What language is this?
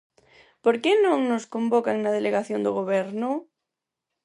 Galician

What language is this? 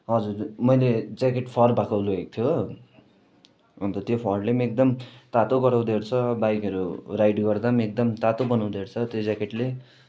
Nepali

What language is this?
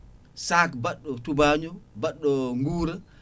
Fula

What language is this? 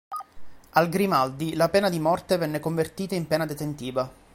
Italian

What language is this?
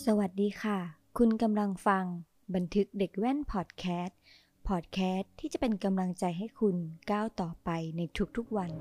Thai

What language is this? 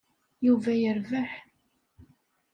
Kabyle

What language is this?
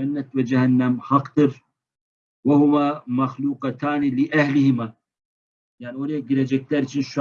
Turkish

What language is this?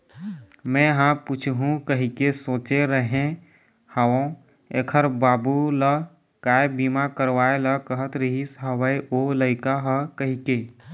Chhattisgarhi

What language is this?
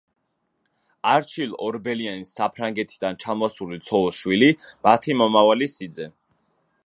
Georgian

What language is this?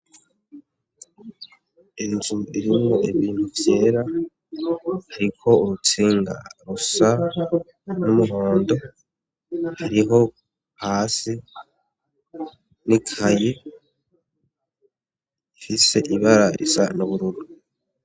Rundi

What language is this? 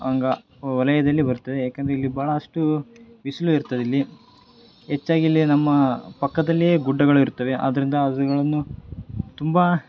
Kannada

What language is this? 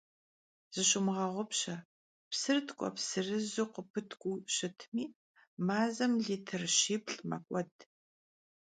Kabardian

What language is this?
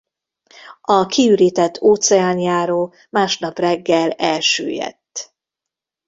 Hungarian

